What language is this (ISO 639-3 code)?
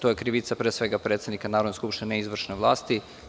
srp